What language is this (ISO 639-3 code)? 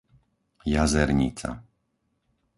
slk